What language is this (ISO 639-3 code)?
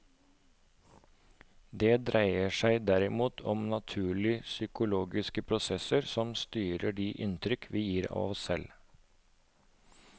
nor